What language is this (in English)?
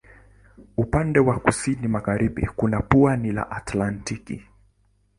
Swahili